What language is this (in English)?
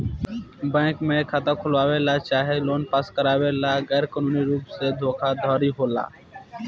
Bhojpuri